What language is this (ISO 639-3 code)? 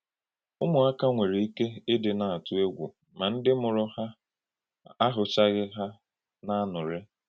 ibo